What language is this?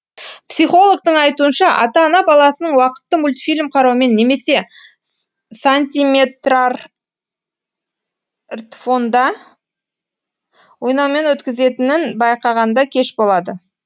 Kazakh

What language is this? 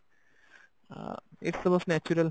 Odia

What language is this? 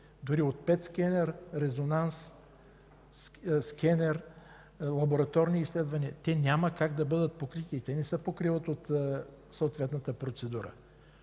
Bulgarian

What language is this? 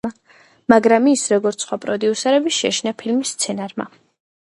Georgian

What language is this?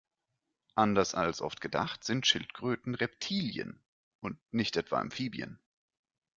German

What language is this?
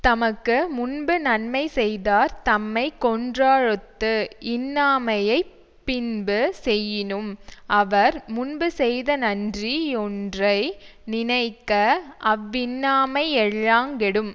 Tamil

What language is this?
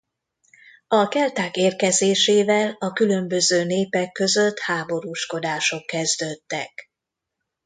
Hungarian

